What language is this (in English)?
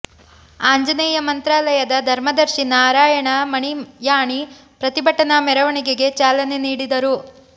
Kannada